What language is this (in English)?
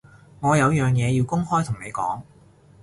Cantonese